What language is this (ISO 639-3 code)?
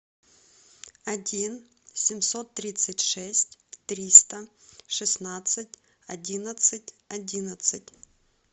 rus